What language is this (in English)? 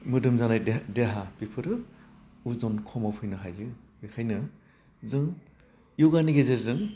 Bodo